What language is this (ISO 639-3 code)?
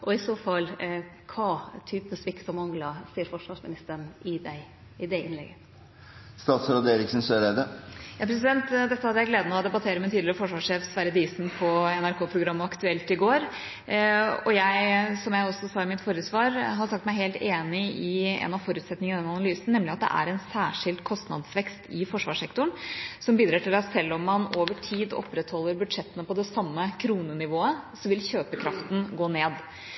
nor